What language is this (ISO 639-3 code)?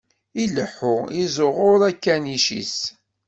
kab